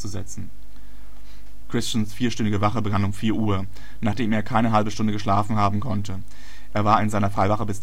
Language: German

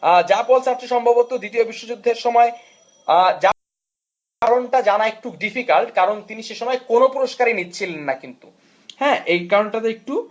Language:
Bangla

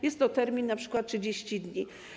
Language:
Polish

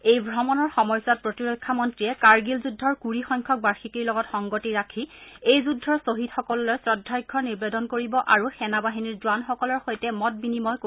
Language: Assamese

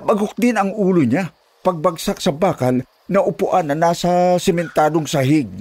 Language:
Filipino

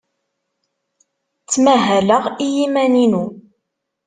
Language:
Kabyle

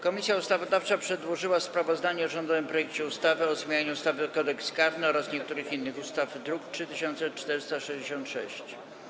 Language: Polish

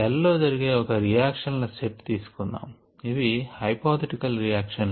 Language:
Telugu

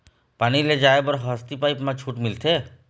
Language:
Chhattisgarhi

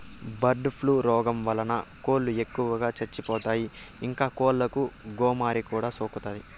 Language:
Telugu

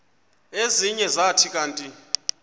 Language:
Xhosa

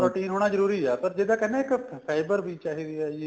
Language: Punjabi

